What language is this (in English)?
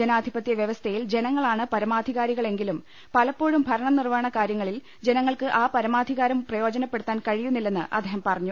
Malayalam